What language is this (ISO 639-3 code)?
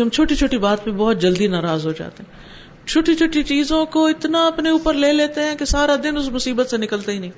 urd